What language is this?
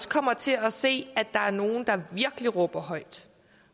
Danish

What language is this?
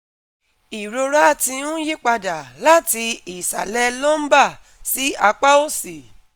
Yoruba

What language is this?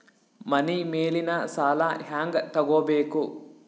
Kannada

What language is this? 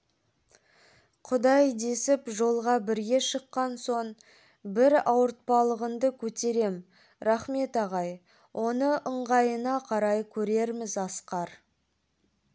Kazakh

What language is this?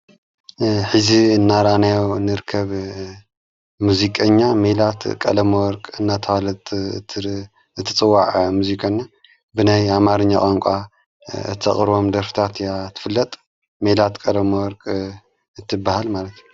Tigrinya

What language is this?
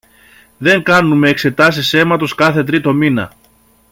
Greek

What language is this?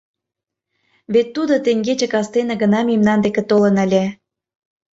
Mari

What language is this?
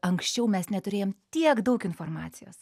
Lithuanian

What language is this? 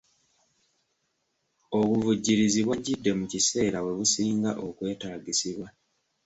Ganda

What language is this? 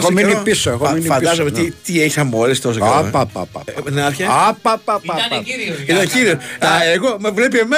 Greek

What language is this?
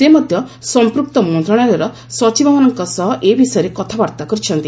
Odia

